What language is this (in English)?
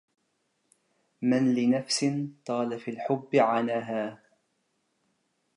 Arabic